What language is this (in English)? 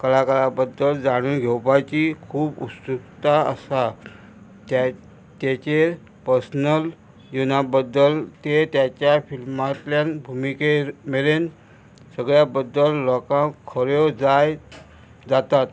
Konkani